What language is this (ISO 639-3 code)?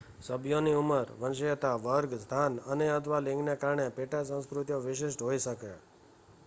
guj